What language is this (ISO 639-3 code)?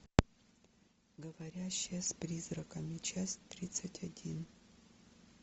rus